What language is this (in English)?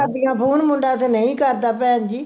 Punjabi